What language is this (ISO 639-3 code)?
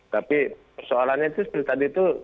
ind